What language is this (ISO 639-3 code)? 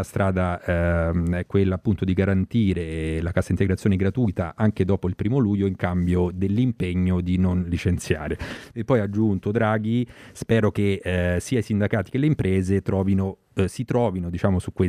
ita